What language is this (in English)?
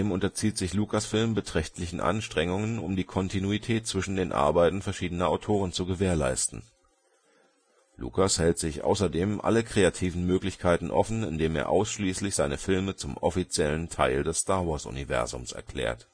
German